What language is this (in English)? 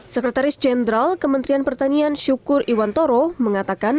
Indonesian